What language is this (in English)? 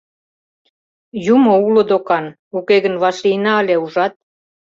Mari